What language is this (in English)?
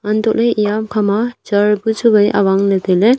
Wancho Naga